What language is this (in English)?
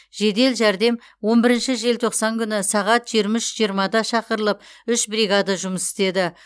Kazakh